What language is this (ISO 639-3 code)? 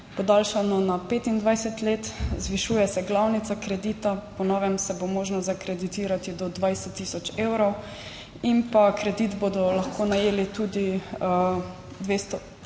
slv